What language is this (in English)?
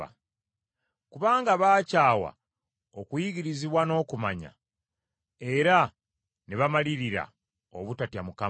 Ganda